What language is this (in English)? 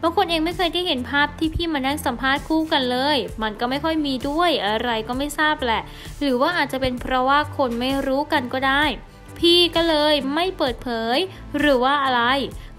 Thai